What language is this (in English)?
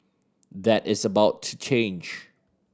English